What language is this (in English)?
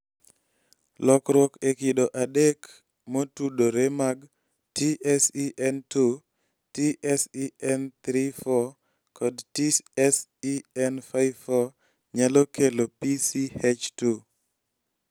Luo (Kenya and Tanzania)